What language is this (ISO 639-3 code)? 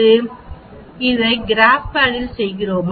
tam